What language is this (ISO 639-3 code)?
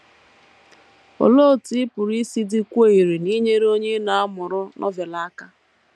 ibo